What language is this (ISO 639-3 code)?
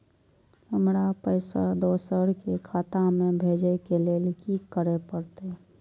mai